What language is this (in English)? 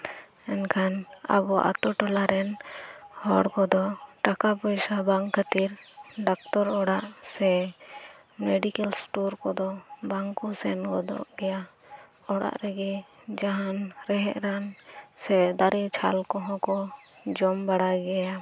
Santali